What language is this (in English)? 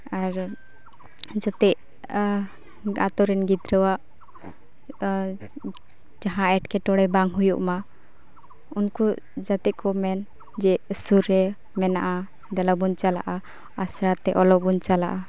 Santali